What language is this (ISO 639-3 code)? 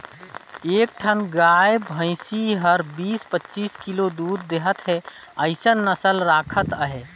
hne